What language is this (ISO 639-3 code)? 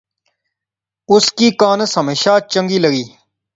phr